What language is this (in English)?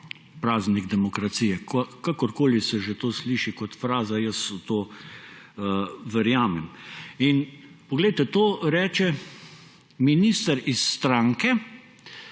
Slovenian